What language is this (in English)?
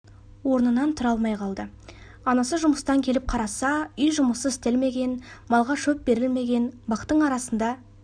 Kazakh